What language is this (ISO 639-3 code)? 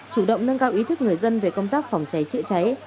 vie